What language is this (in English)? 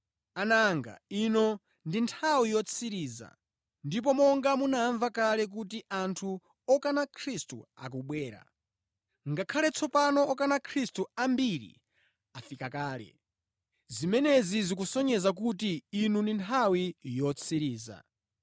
Nyanja